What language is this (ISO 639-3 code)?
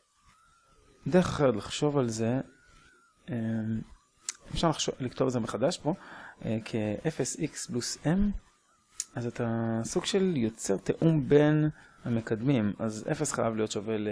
heb